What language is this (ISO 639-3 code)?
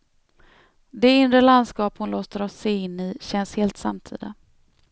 swe